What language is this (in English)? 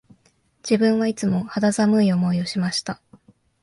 Japanese